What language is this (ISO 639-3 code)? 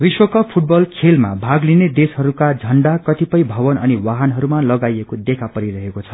nep